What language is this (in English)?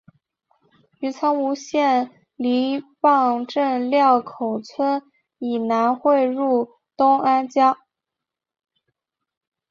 Chinese